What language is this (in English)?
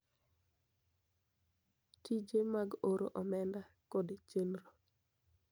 Luo (Kenya and Tanzania)